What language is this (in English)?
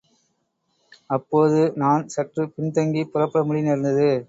Tamil